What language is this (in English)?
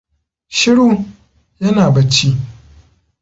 Hausa